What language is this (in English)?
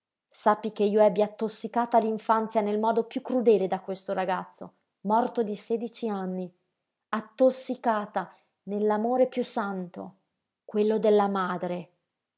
Italian